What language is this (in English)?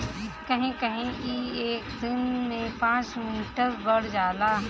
Bhojpuri